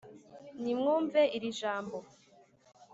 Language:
Kinyarwanda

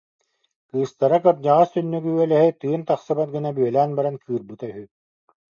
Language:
Yakut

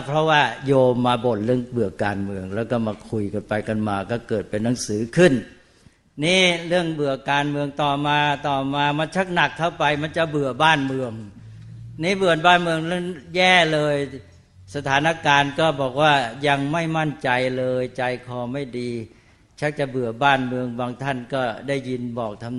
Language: Thai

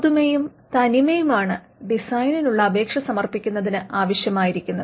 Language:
Malayalam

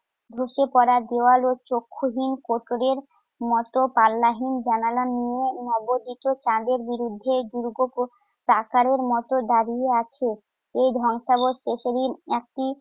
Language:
Bangla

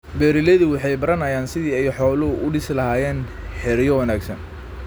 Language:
Somali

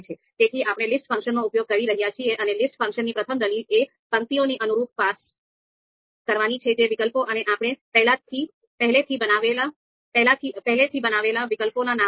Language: Gujarati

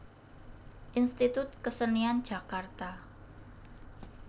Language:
Javanese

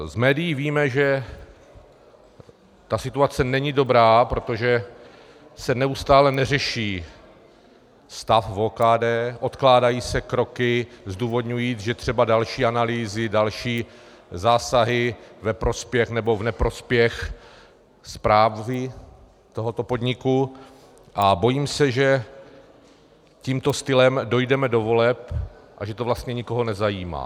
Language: Czech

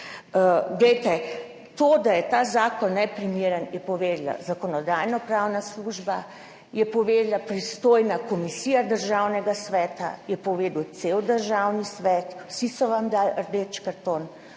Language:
Slovenian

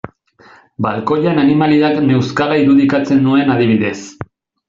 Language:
Basque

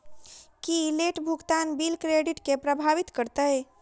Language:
Maithili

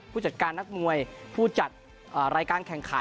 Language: Thai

